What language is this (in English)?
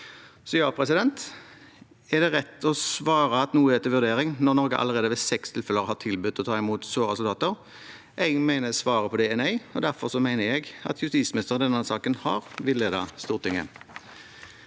Norwegian